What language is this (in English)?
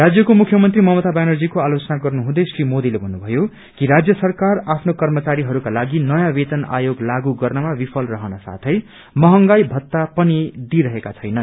Nepali